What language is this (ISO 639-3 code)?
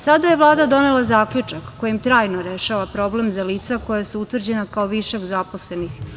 srp